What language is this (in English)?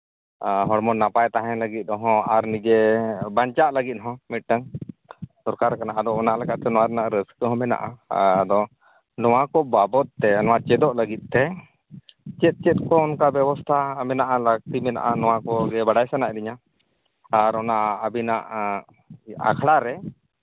Santali